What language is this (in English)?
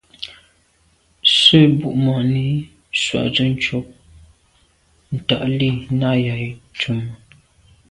Medumba